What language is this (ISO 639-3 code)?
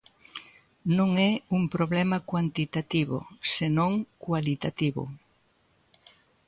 glg